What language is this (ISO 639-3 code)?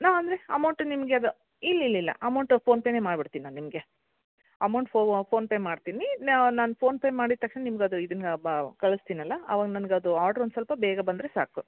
kan